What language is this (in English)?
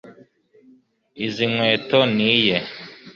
Kinyarwanda